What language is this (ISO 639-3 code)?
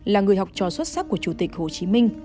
vie